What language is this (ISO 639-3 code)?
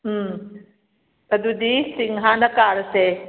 mni